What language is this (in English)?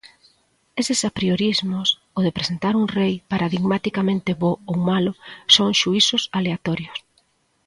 Galician